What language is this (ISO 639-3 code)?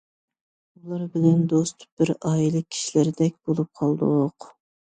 uig